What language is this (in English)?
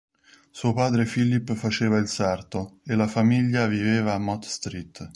Italian